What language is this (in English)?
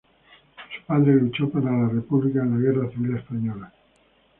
Spanish